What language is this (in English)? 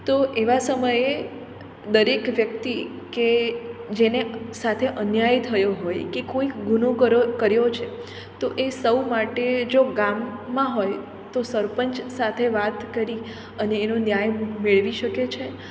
Gujarati